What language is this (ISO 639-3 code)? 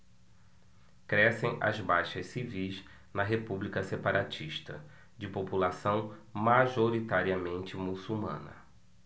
por